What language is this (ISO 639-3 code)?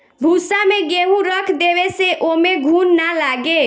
bho